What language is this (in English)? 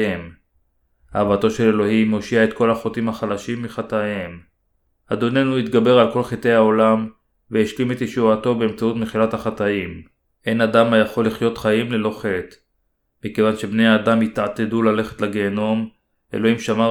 Hebrew